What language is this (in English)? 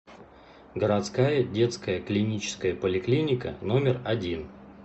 Russian